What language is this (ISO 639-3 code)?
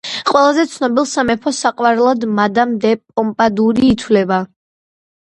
kat